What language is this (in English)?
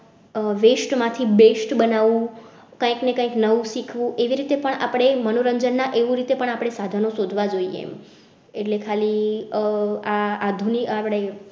Gujarati